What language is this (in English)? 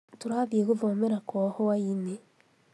Kikuyu